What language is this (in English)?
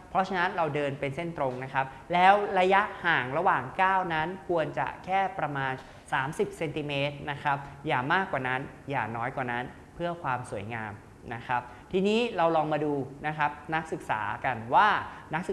Thai